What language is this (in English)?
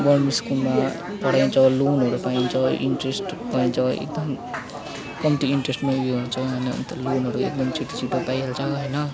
Nepali